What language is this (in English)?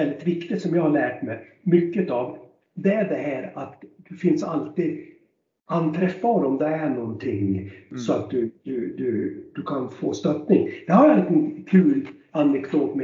Swedish